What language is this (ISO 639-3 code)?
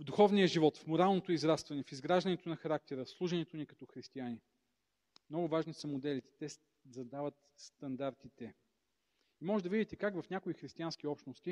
bul